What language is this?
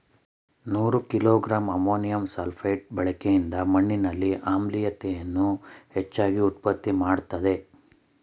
Kannada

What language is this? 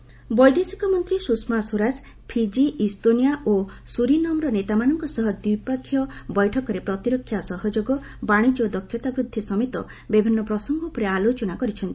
Odia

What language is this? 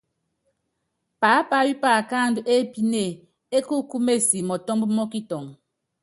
Yangben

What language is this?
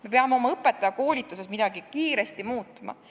Estonian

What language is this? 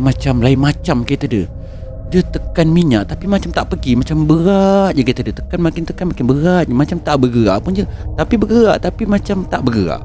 Malay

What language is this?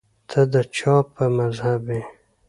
Pashto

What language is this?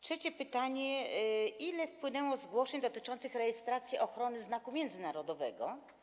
Polish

